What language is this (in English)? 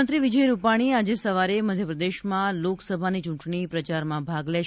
Gujarati